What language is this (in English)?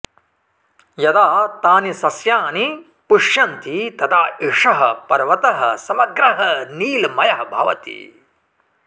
Sanskrit